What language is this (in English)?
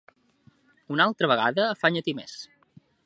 Catalan